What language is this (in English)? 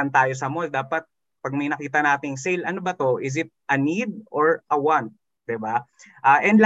Filipino